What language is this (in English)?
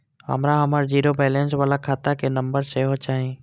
Maithili